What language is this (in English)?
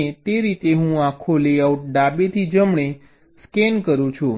Gujarati